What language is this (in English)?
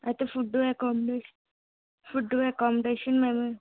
Telugu